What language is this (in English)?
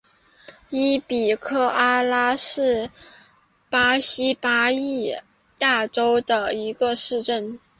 Chinese